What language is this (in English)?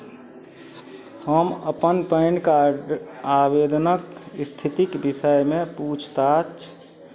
Maithili